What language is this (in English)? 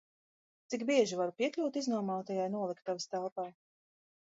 Latvian